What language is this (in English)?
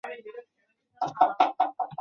Chinese